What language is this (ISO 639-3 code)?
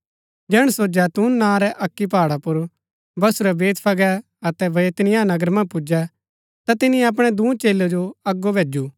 gbk